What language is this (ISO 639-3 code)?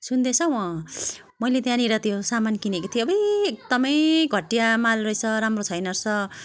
nep